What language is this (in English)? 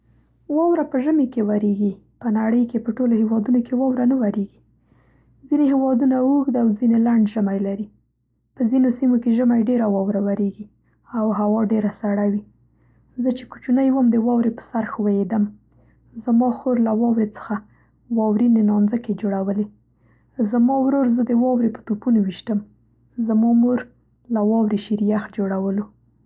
Central Pashto